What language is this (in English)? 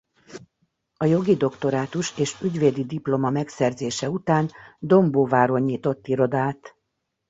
Hungarian